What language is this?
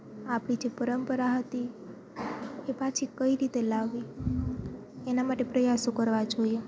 Gujarati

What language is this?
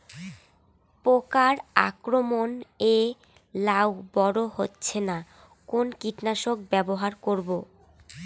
Bangla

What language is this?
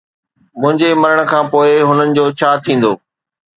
Sindhi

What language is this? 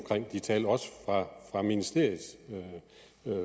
Danish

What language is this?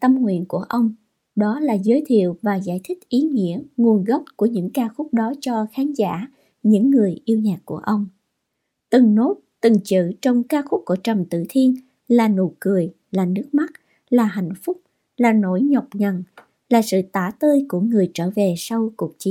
Vietnamese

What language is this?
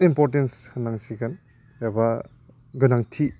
Bodo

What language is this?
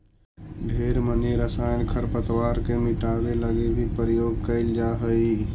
Magahi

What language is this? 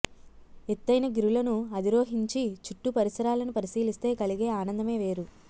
Telugu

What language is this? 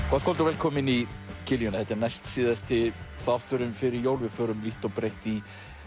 Icelandic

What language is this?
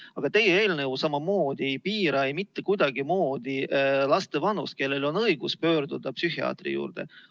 Estonian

